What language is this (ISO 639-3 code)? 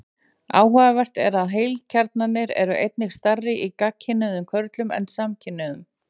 isl